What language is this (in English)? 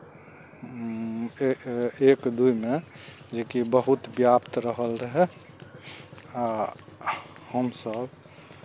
Maithili